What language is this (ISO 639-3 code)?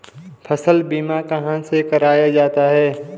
hin